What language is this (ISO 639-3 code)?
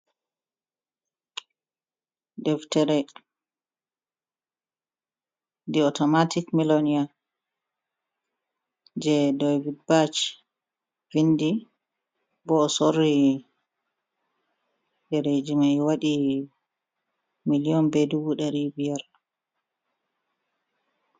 ful